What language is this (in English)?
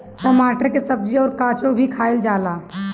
Bhojpuri